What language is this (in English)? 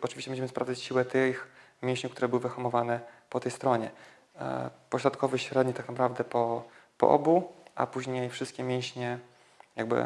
Polish